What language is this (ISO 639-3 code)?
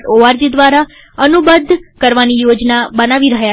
guj